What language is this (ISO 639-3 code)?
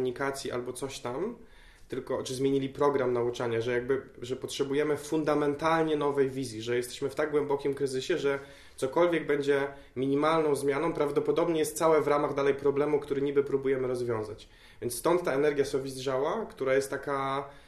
pol